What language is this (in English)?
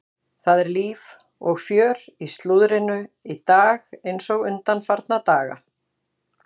Icelandic